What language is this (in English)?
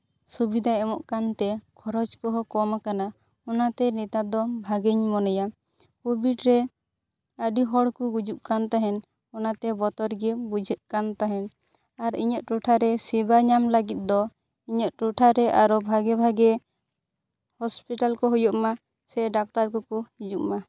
Santali